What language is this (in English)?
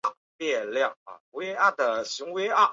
Chinese